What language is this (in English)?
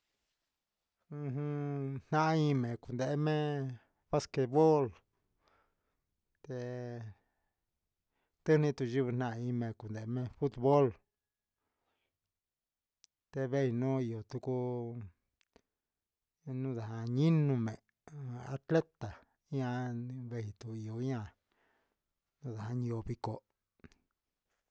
Huitepec Mixtec